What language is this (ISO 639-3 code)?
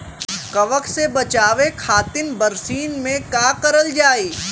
bho